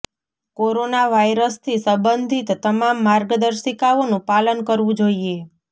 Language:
Gujarati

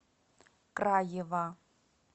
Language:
Russian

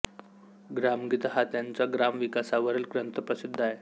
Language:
Marathi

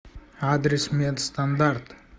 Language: Russian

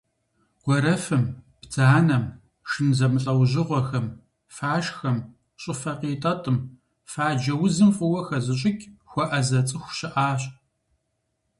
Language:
Kabardian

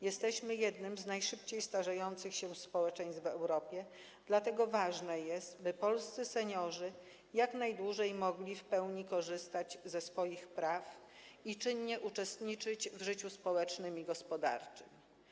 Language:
Polish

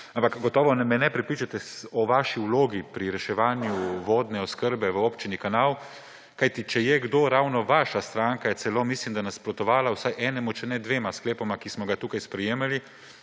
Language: Slovenian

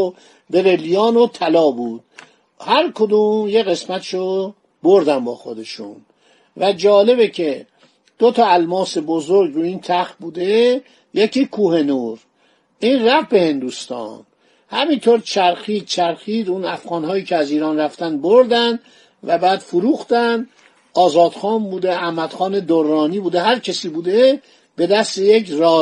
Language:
Persian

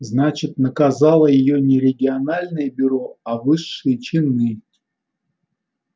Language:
Russian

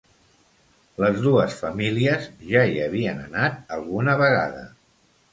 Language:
Catalan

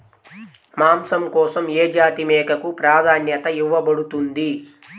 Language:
Telugu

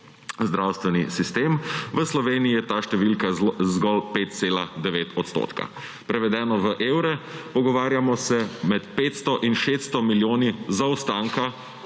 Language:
Slovenian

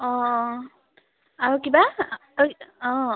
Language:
Assamese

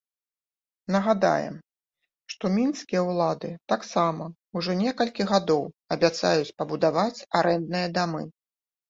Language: Belarusian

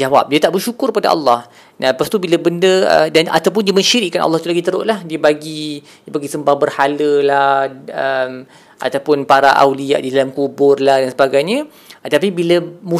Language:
Malay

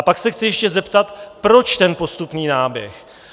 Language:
Czech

